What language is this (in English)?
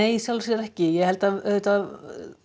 Icelandic